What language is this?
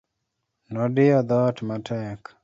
Luo (Kenya and Tanzania)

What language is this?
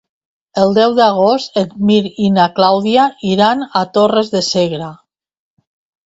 Catalan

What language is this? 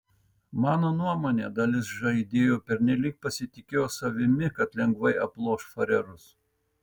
Lithuanian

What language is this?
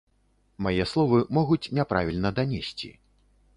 Belarusian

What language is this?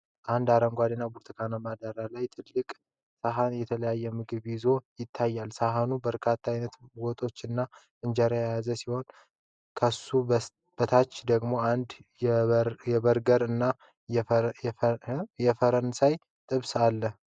Amharic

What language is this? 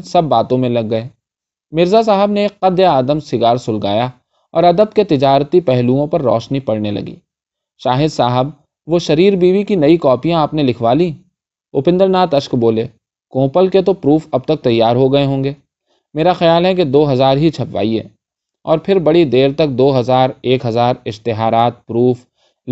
Urdu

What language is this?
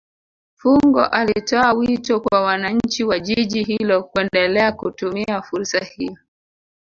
Swahili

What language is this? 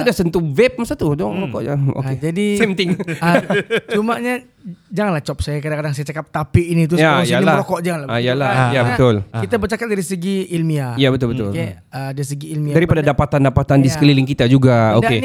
Malay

